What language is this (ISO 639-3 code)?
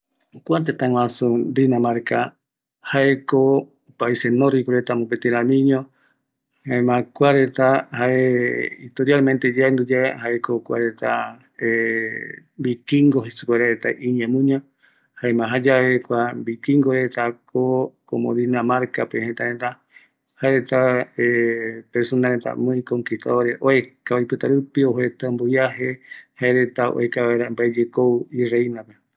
gui